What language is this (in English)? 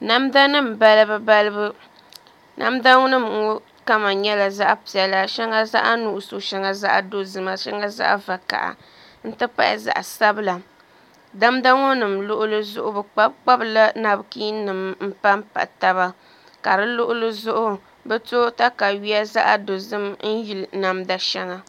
Dagbani